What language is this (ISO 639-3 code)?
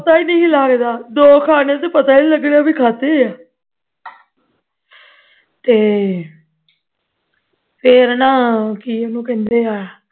pan